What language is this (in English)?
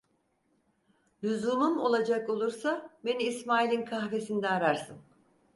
Turkish